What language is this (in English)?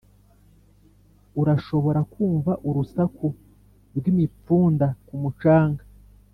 Kinyarwanda